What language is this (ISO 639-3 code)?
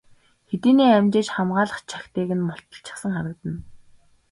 mon